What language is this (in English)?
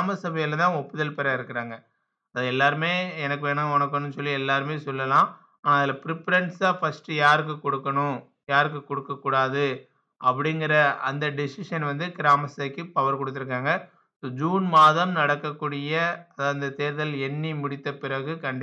Tamil